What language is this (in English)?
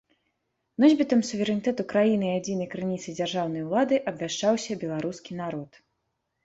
Belarusian